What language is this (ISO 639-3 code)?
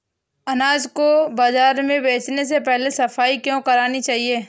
hin